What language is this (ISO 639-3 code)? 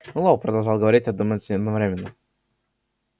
rus